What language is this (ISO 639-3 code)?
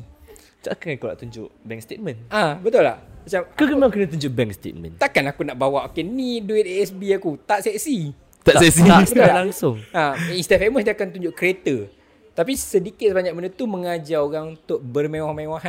msa